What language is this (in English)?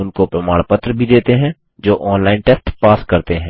Hindi